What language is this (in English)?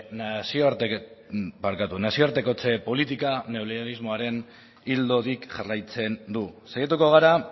Basque